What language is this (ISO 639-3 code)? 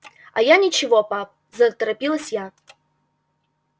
rus